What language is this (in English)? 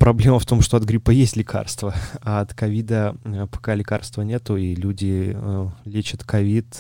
Russian